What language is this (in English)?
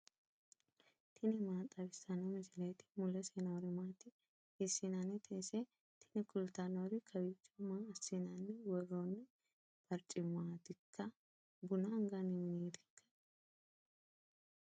Sidamo